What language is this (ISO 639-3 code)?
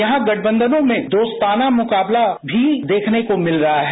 hin